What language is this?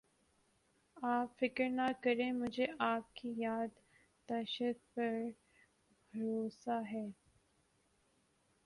Urdu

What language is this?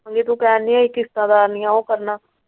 Punjabi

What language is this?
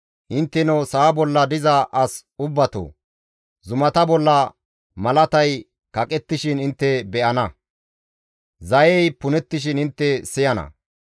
Gamo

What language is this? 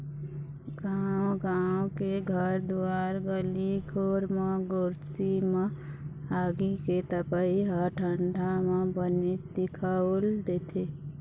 Chhattisgarhi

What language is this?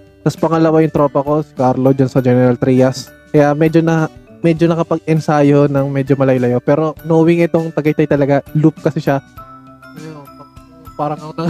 Filipino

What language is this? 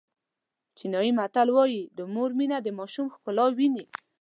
Pashto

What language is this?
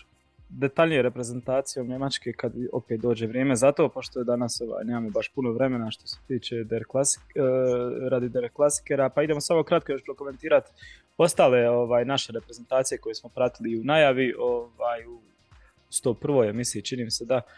Croatian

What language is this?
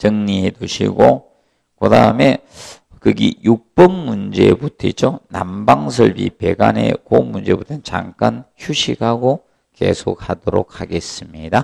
Korean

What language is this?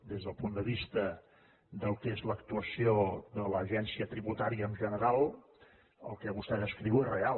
Catalan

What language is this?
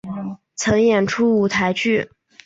Chinese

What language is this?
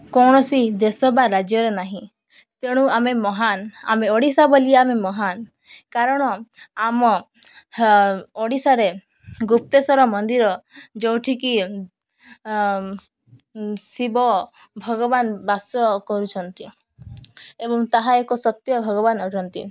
Odia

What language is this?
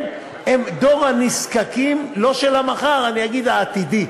Hebrew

